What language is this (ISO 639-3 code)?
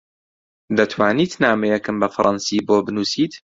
ckb